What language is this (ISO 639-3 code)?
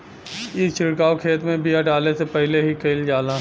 bho